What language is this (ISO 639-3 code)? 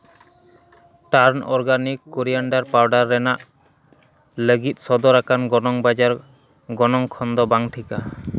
sat